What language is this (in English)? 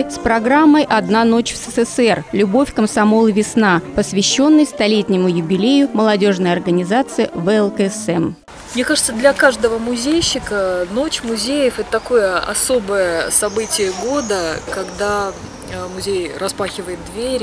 Russian